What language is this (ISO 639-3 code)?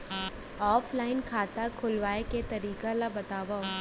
hne